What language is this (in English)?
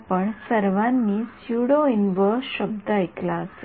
Marathi